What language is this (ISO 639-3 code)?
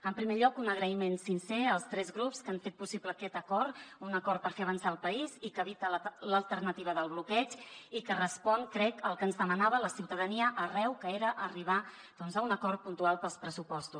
cat